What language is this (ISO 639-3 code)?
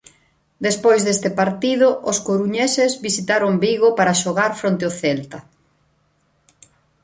glg